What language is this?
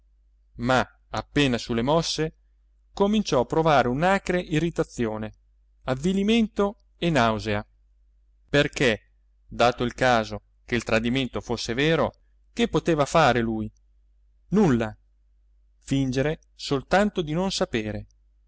Italian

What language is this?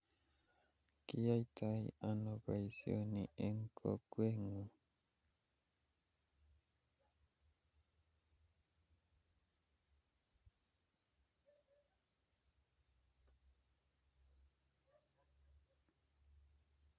Kalenjin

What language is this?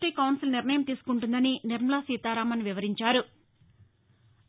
Telugu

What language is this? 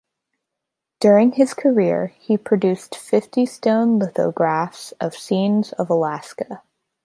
English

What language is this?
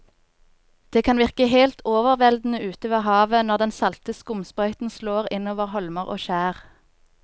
Norwegian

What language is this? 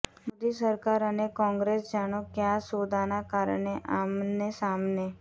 Gujarati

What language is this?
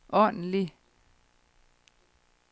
Danish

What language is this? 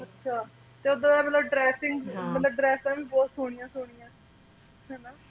Punjabi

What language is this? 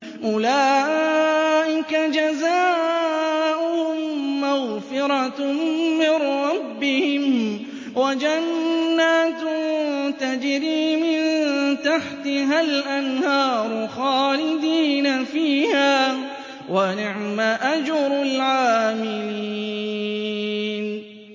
Arabic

